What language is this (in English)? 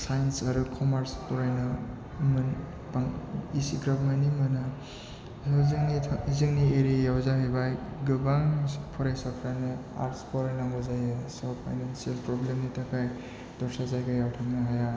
Bodo